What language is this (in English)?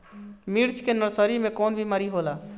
Bhojpuri